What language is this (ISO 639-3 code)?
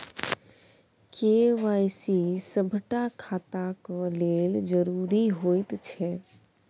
mai